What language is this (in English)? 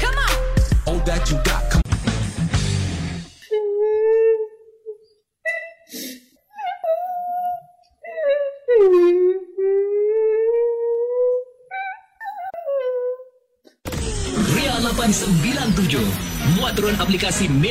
Malay